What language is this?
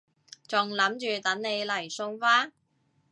Cantonese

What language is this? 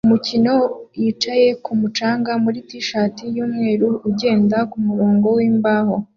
Kinyarwanda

